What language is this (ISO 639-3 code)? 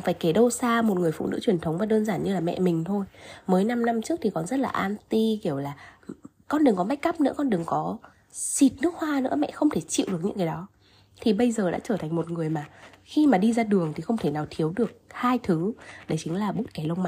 vie